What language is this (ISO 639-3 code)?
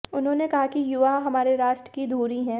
hin